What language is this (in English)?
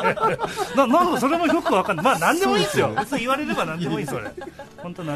Japanese